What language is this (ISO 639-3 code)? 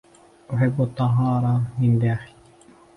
ara